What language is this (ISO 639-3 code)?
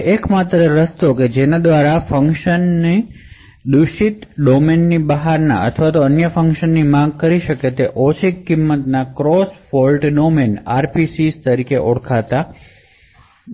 guj